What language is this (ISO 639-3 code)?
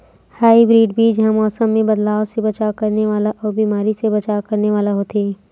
hne